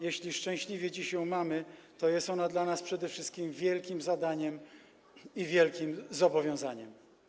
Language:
Polish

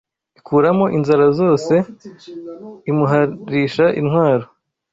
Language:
Kinyarwanda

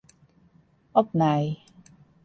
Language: Western Frisian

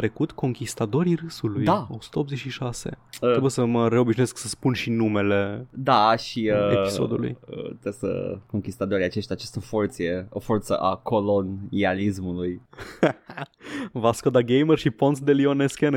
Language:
Romanian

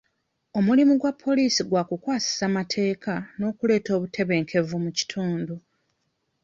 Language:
Ganda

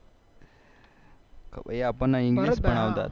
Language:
Gujarati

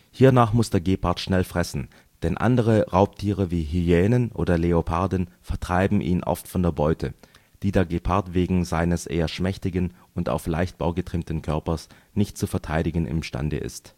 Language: German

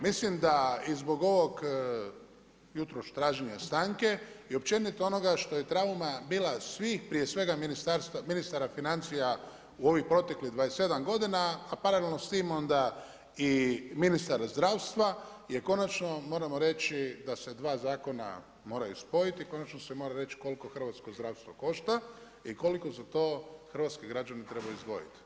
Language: Croatian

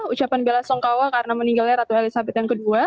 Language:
Indonesian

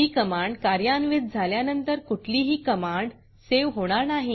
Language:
Marathi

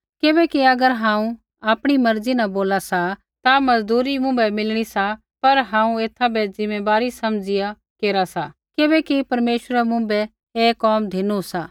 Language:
Kullu Pahari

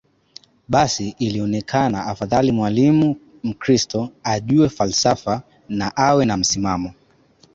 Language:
Swahili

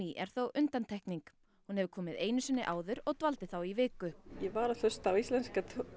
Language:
Icelandic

